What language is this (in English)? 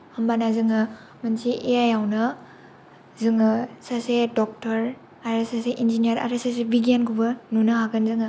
Bodo